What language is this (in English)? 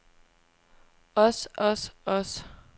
Danish